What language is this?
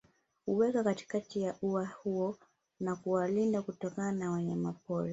Swahili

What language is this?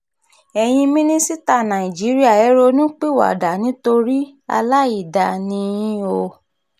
Yoruba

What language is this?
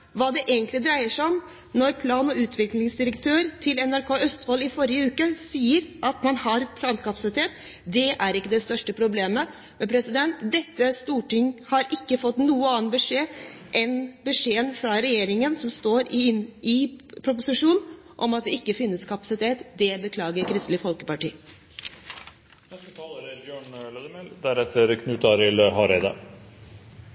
Norwegian Bokmål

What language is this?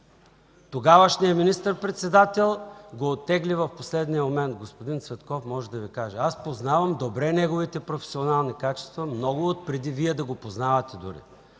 Bulgarian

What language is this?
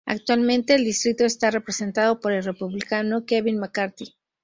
Spanish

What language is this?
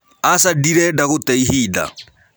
Kikuyu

